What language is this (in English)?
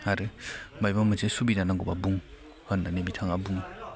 Bodo